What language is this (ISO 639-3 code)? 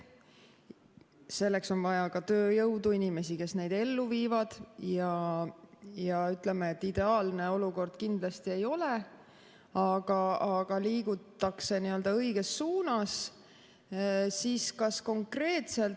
est